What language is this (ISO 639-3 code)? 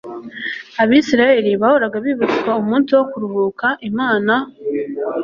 kin